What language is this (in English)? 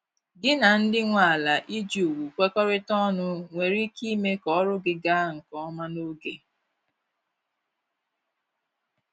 Igbo